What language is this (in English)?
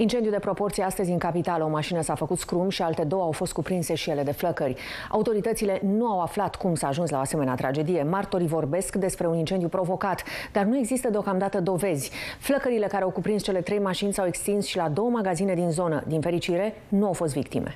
Romanian